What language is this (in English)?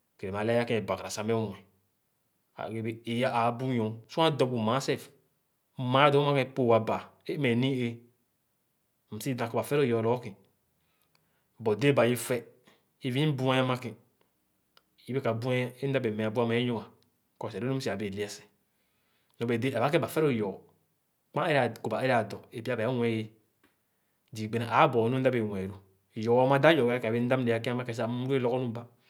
Khana